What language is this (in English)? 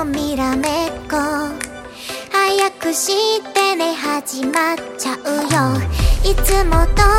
Korean